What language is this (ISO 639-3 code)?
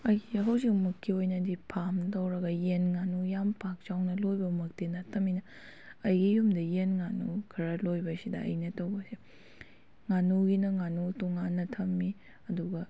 mni